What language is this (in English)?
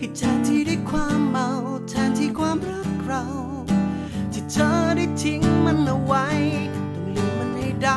Thai